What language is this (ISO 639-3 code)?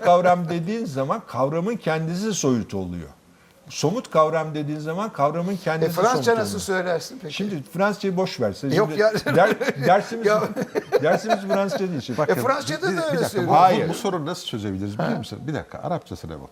tur